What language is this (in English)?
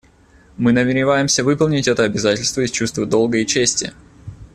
Russian